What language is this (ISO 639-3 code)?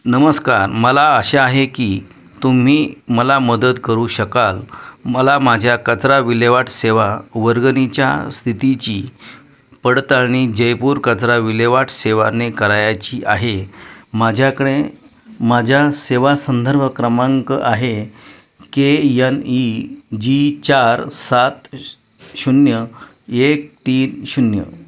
mar